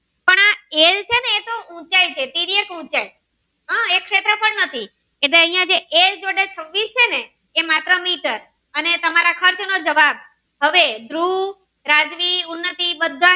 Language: Gujarati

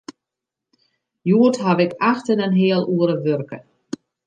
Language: Western Frisian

